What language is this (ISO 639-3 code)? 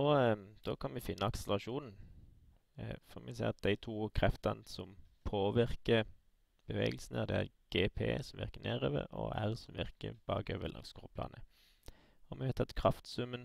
swe